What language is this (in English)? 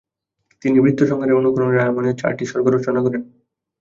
Bangla